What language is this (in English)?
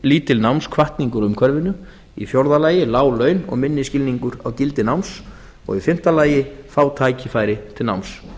Icelandic